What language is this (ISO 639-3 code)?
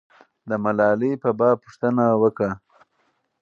pus